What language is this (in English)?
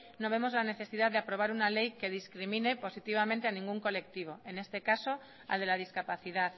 Spanish